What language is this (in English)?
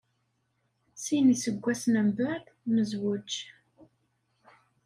Kabyle